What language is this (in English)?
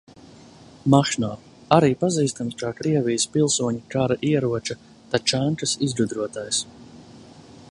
Latvian